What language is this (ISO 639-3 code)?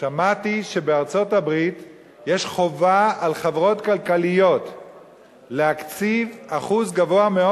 heb